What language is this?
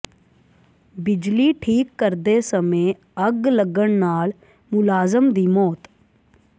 Punjabi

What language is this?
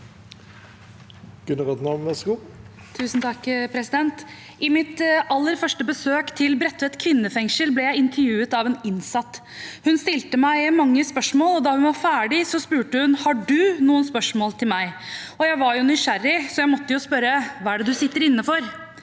Norwegian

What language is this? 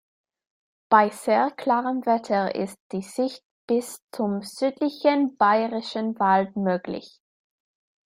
German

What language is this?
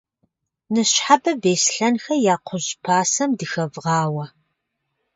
Kabardian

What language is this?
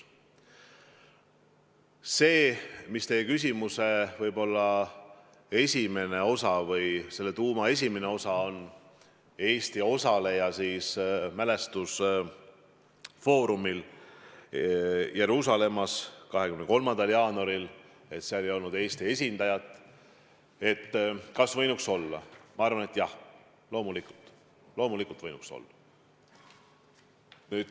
Estonian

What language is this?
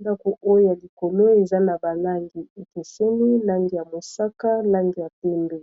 Lingala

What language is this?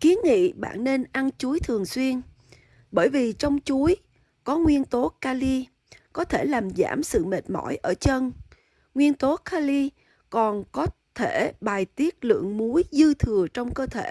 Vietnamese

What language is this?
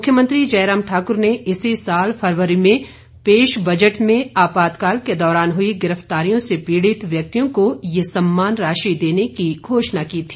Hindi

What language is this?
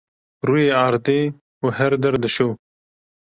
Kurdish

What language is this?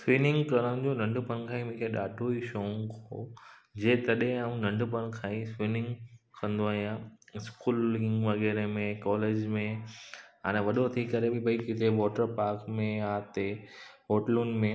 Sindhi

